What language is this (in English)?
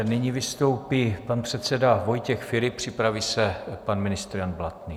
Czech